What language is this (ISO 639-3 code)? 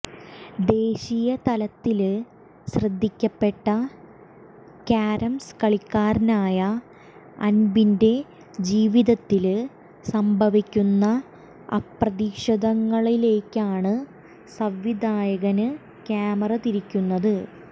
mal